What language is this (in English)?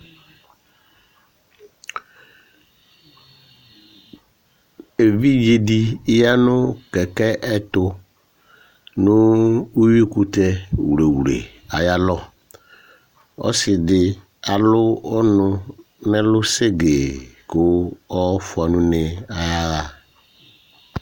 Ikposo